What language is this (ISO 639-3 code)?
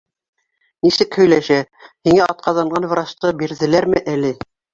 bak